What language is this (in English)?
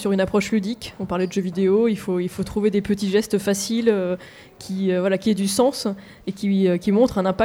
French